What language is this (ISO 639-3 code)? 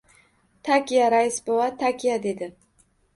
uzb